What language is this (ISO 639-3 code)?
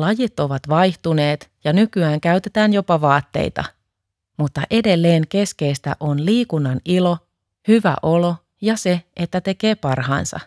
fin